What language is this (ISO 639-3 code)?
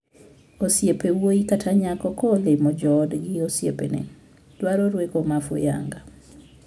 luo